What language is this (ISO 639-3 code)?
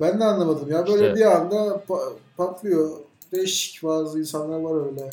tur